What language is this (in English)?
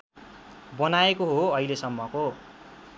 Nepali